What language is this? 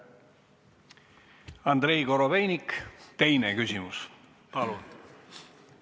Estonian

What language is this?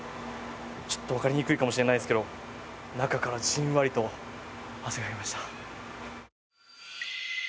Japanese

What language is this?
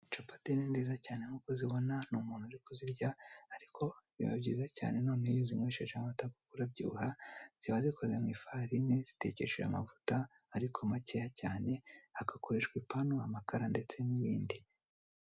Kinyarwanda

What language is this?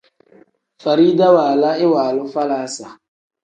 Tem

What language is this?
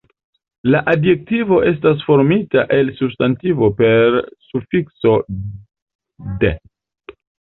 Esperanto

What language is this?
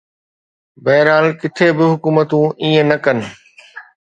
Sindhi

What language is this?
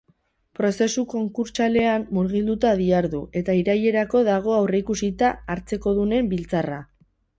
Basque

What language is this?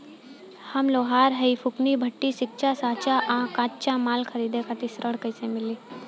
Bhojpuri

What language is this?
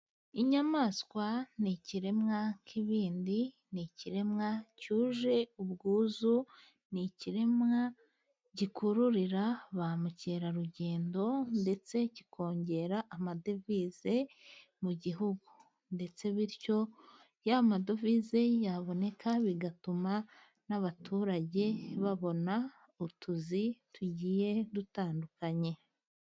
Kinyarwanda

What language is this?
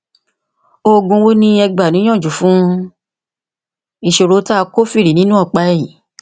Yoruba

